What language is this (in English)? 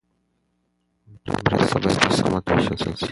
Pashto